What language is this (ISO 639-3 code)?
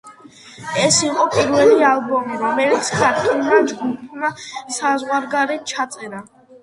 kat